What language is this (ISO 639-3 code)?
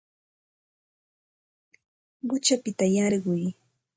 qxt